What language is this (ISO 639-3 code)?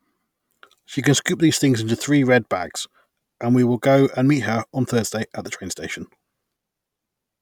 eng